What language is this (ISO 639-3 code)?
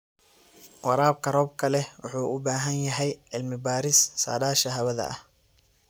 som